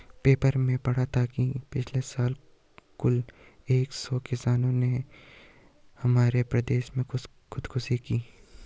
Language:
Hindi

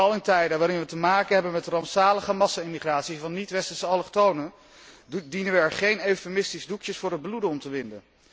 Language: Dutch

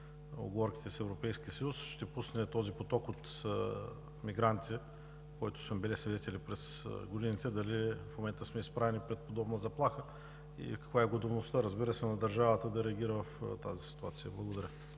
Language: Bulgarian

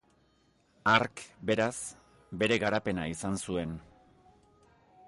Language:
Basque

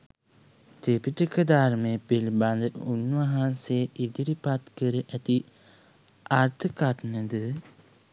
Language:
Sinhala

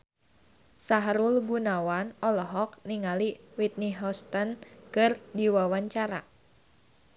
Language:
Sundanese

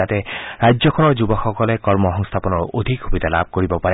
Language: Assamese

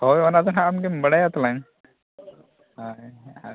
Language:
Santali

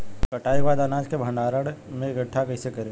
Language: Bhojpuri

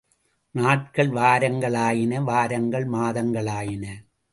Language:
Tamil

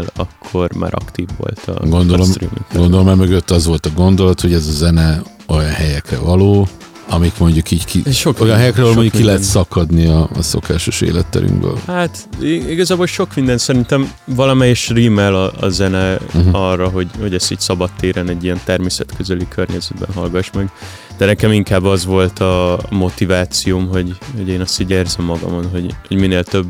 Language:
Hungarian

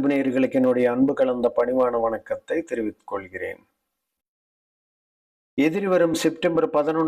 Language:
Hindi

